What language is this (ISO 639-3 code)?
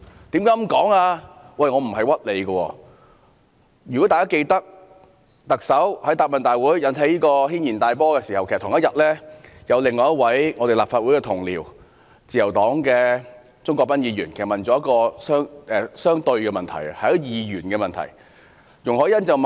yue